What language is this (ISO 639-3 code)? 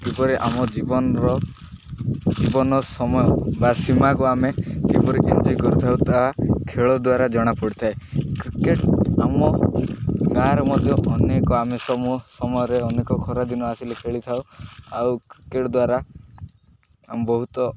ori